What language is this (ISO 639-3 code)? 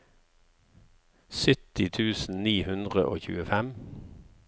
nor